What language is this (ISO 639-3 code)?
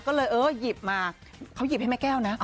tha